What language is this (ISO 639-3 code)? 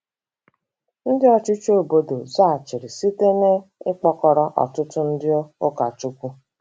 ibo